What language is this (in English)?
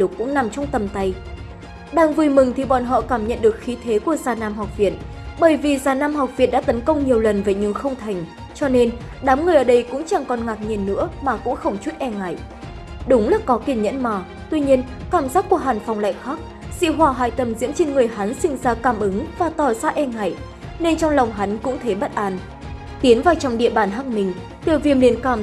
Vietnamese